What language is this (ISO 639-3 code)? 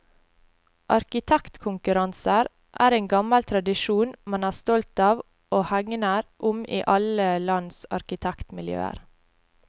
nor